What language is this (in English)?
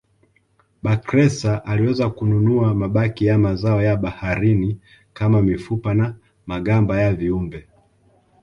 Swahili